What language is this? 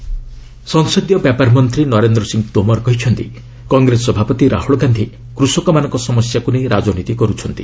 Odia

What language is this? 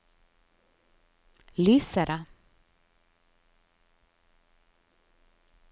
Norwegian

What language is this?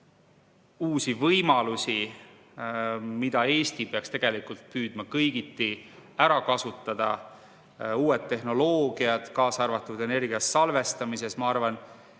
Estonian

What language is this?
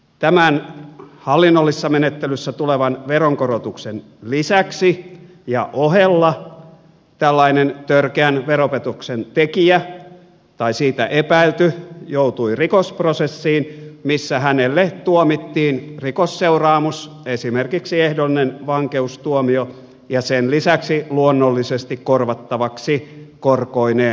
Finnish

